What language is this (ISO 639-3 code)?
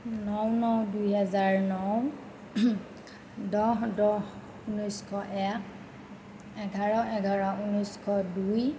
asm